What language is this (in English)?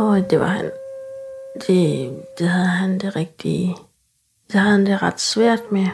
Danish